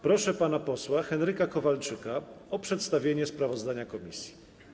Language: Polish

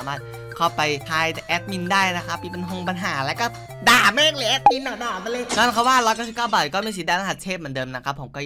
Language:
Thai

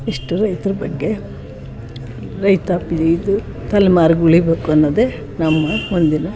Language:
Kannada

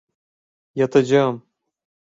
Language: Turkish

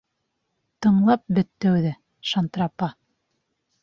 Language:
Bashkir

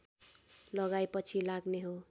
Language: Nepali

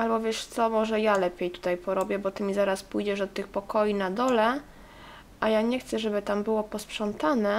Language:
Polish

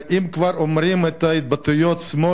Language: Hebrew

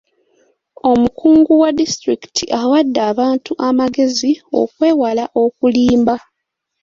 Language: Ganda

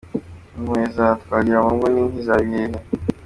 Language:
Kinyarwanda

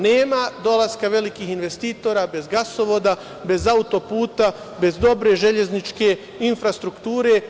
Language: Serbian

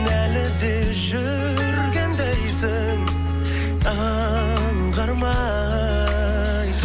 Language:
Kazakh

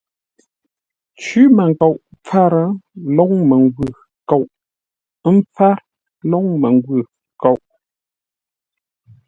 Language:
Ngombale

